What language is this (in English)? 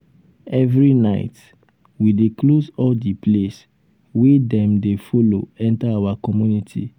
Nigerian Pidgin